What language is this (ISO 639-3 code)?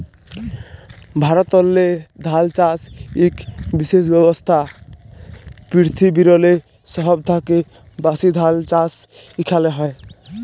ben